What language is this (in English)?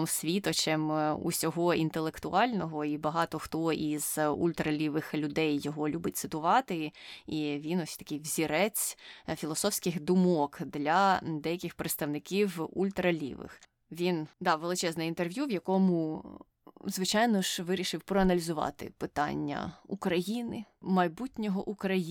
Ukrainian